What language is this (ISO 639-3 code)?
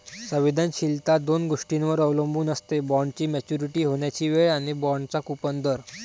mar